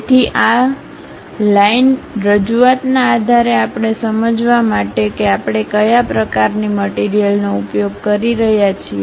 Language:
Gujarati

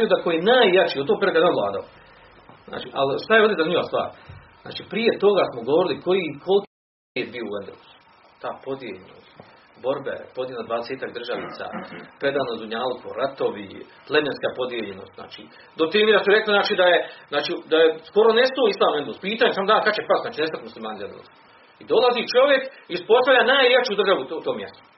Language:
Croatian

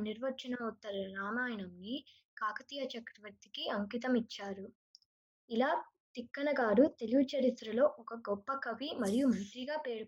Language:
Telugu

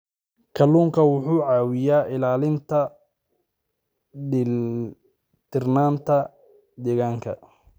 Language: Somali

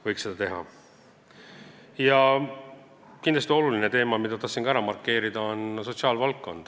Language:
Estonian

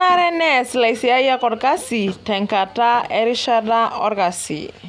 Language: Masai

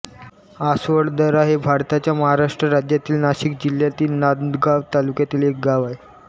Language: Marathi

